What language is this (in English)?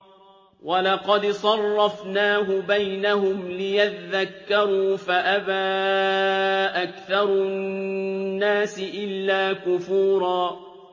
Arabic